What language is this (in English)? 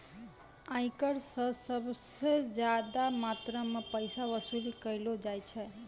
Maithili